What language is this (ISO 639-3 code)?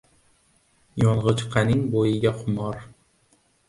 uzb